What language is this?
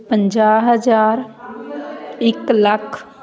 Punjabi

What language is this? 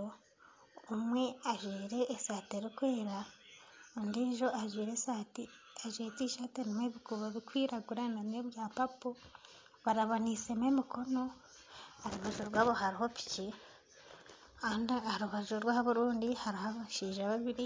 Nyankole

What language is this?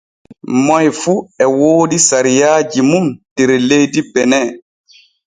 Borgu Fulfulde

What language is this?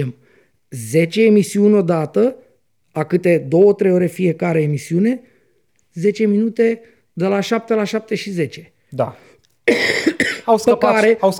Romanian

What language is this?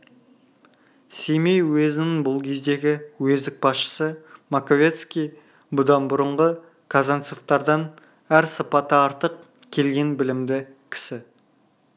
Kazakh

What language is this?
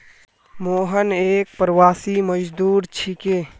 Magahi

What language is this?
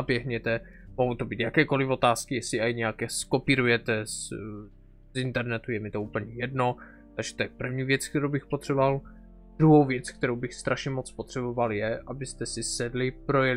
Czech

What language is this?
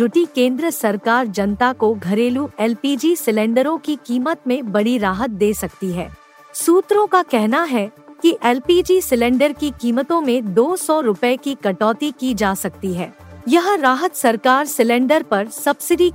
Hindi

